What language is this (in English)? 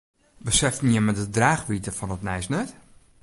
Western Frisian